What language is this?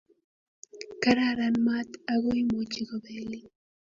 Kalenjin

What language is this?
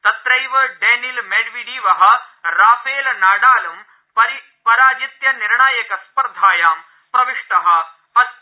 Sanskrit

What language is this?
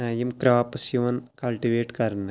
Kashmiri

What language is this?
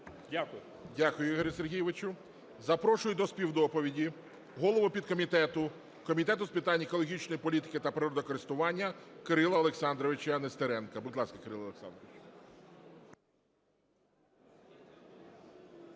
Ukrainian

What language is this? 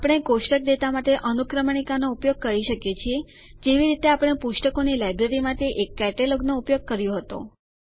Gujarati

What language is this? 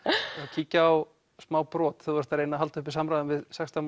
Icelandic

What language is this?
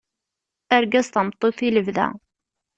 Kabyle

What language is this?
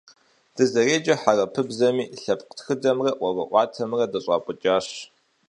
Kabardian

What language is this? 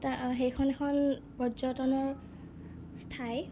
Assamese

